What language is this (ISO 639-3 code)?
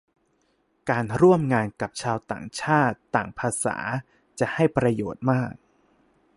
tha